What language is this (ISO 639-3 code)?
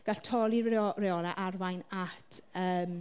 cym